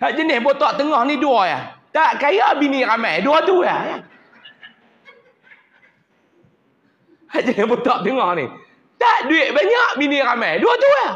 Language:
Malay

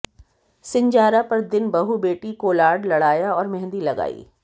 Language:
Hindi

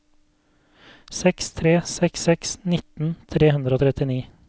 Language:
Norwegian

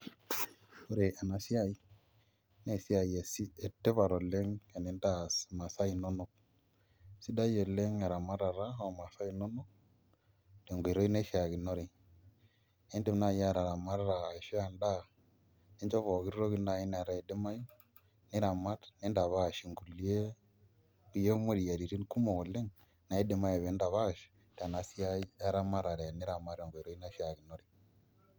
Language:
Masai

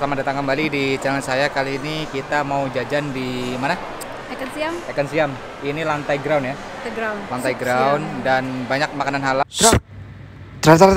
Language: Indonesian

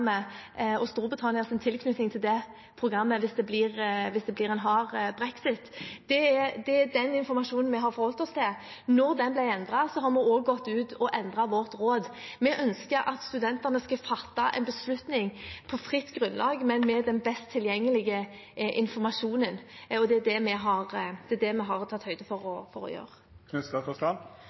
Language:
Norwegian Bokmål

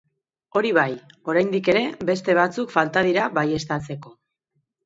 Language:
Basque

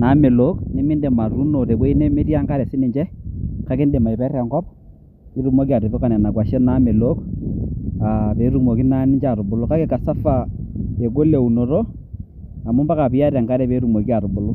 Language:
Masai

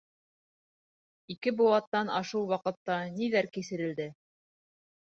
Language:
Bashkir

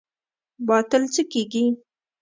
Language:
Pashto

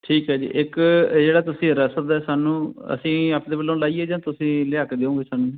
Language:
Punjabi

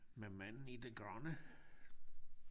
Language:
Danish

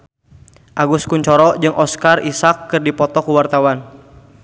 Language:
Sundanese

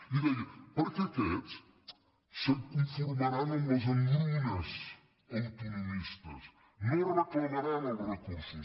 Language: Catalan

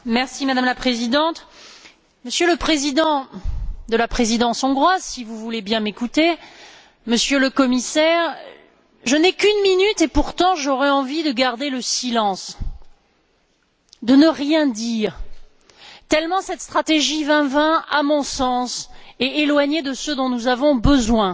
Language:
French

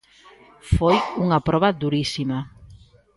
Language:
Galician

